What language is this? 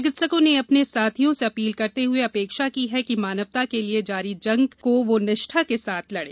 Hindi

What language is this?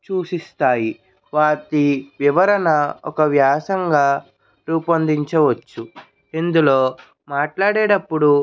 Telugu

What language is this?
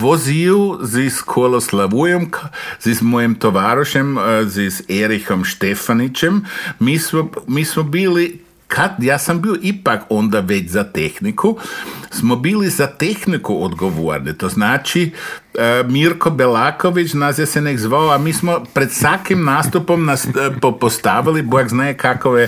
Croatian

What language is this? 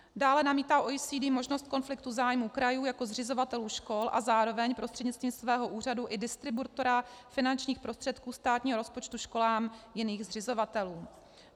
Czech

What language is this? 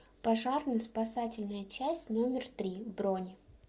Russian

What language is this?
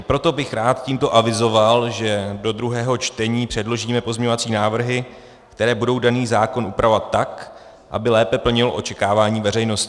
Czech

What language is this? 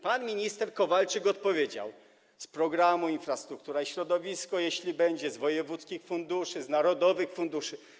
Polish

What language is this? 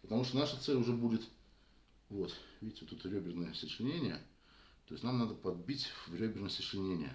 Russian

